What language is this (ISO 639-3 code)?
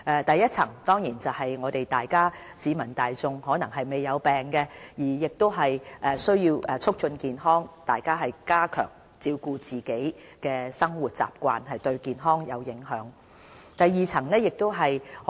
yue